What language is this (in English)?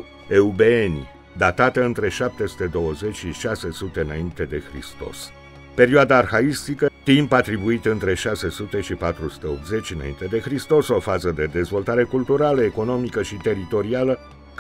Romanian